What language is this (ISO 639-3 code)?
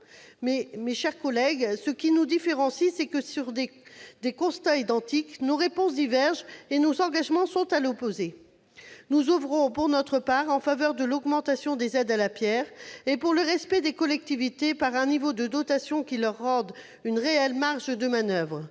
fra